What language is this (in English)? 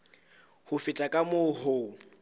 Southern Sotho